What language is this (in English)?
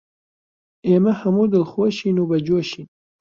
Central Kurdish